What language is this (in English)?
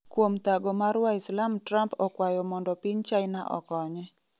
Luo (Kenya and Tanzania)